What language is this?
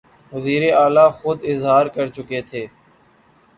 Urdu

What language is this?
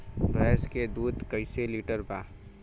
Bhojpuri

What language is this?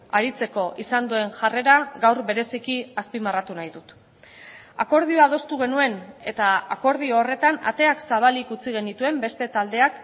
Basque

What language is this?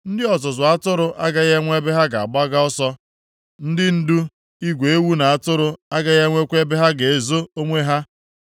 Igbo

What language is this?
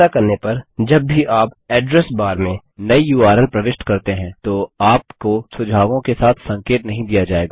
Hindi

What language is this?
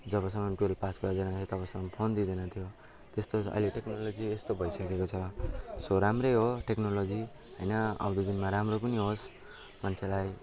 Nepali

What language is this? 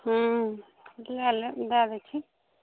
Maithili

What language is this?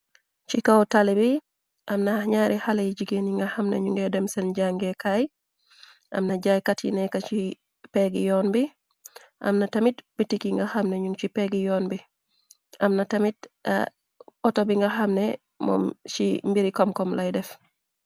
Wolof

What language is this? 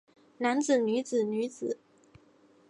Chinese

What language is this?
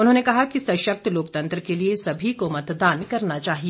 Hindi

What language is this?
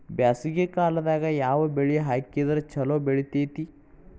Kannada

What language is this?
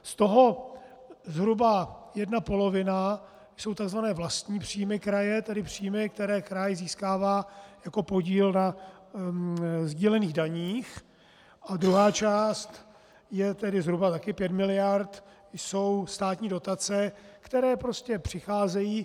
Czech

